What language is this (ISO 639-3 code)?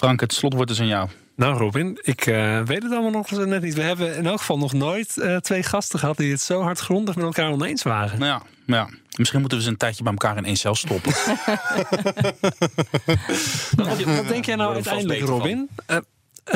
nld